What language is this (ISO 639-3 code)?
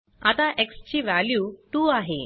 mar